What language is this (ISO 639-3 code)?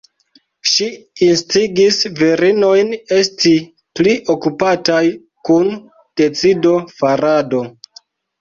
epo